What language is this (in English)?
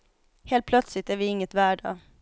Swedish